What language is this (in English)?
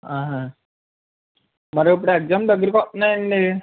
Telugu